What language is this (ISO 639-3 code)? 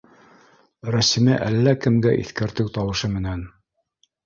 bak